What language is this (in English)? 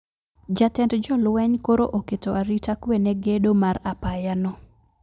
Luo (Kenya and Tanzania)